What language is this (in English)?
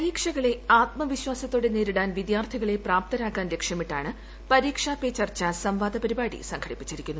Malayalam